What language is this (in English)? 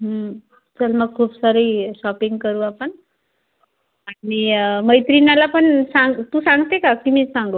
Marathi